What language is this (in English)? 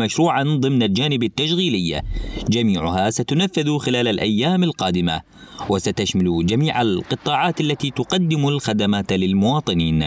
Arabic